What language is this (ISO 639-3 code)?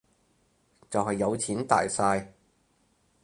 yue